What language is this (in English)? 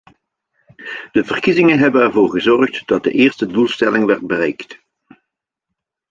Dutch